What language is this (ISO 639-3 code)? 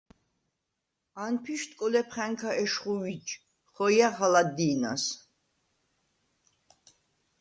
sva